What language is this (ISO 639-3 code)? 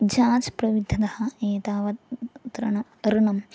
san